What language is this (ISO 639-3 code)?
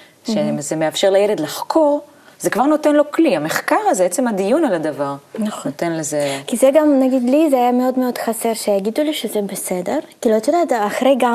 heb